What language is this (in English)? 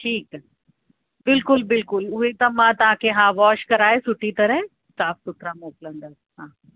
Sindhi